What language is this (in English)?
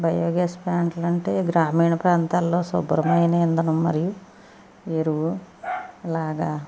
Telugu